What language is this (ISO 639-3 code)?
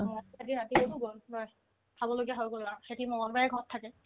asm